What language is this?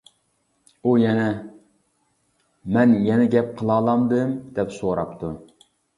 Uyghur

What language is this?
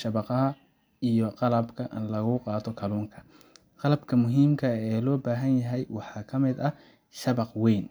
Somali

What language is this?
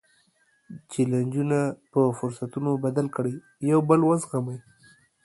Pashto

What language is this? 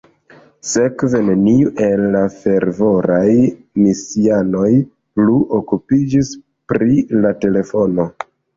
Esperanto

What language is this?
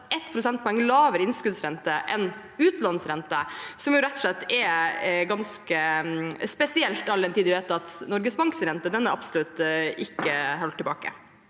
Norwegian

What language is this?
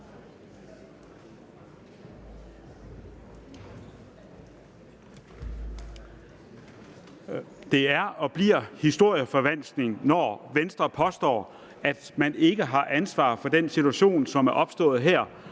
Danish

